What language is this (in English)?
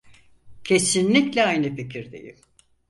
Turkish